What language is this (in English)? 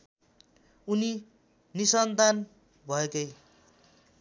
Nepali